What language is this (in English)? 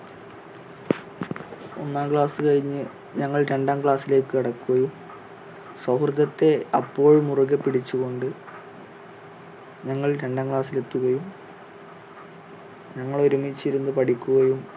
Malayalam